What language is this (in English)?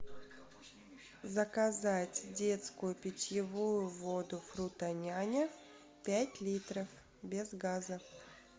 Russian